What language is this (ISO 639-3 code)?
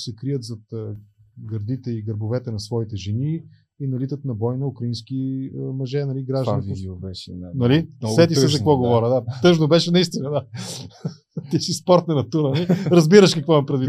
bul